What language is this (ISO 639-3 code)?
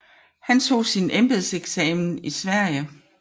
dan